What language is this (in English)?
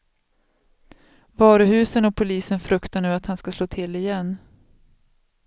Swedish